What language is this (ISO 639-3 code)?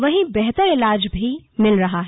hin